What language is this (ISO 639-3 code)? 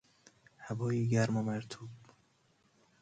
fas